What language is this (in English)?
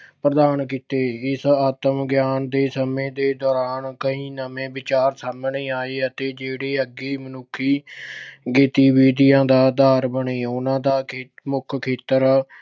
Punjabi